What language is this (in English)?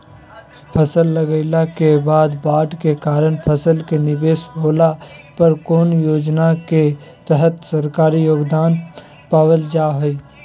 Magahi